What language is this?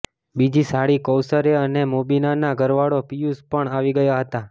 Gujarati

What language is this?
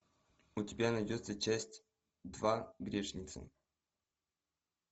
Russian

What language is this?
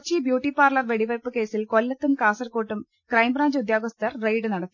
Malayalam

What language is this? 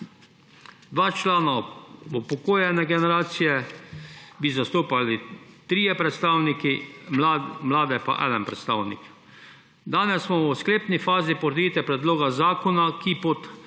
Slovenian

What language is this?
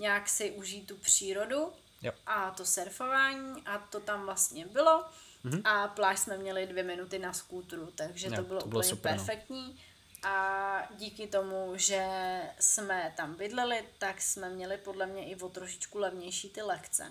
Czech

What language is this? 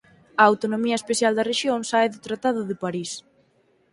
Galician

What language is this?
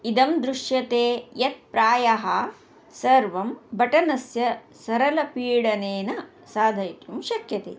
Sanskrit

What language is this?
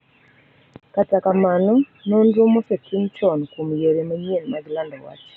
Luo (Kenya and Tanzania)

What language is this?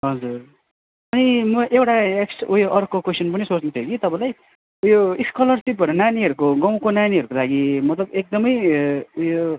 Nepali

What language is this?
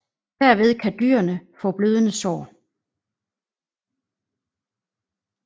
Danish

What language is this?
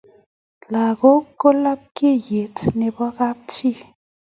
Kalenjin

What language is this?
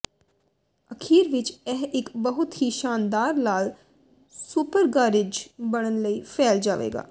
Punjabi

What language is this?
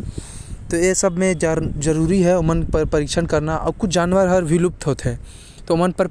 Korwa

